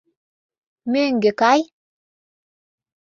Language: Mari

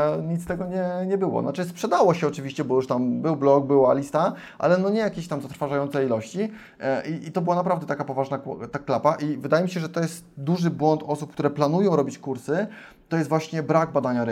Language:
Polish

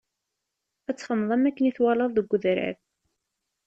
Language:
Kabyle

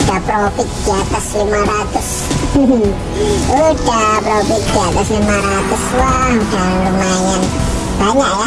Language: Indonesian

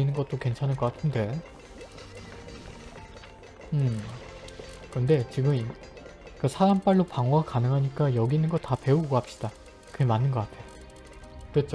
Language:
Korean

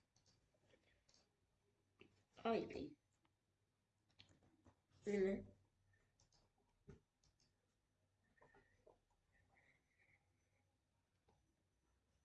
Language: Spanish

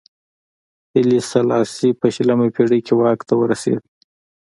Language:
Pashto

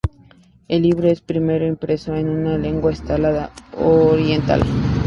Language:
Spanish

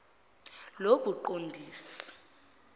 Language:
Zulu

